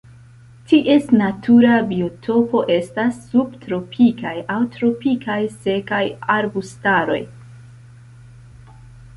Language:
Esperanto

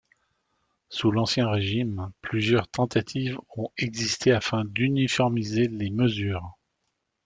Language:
French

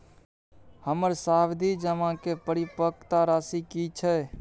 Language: Maithili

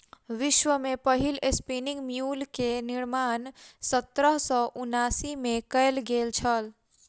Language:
Maithili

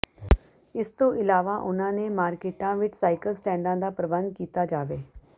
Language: Punjabi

